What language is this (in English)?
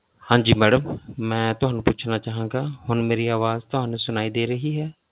Punjabi